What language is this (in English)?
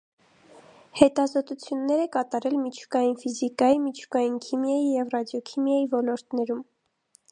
Armenian